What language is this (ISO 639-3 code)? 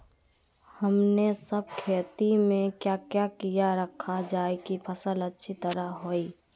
mag